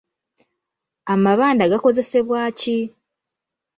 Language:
Ganda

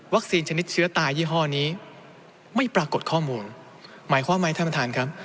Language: Thai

